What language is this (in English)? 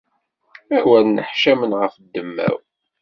Kabyle